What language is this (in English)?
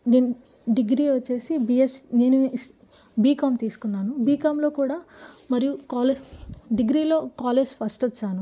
Telugu